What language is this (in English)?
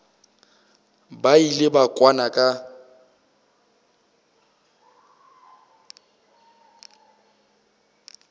Northern Sotho